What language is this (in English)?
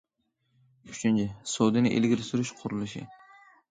Uyghur